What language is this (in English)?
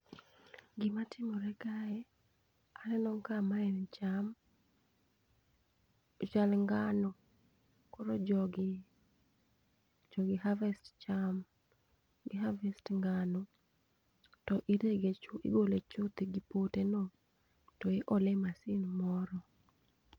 Luo (Kenya and Tanzania)